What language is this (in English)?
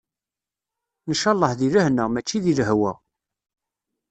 Kabyle